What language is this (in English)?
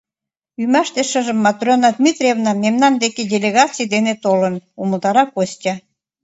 Mari